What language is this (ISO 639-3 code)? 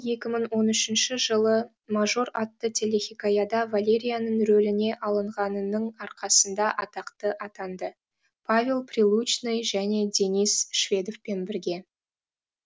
kaz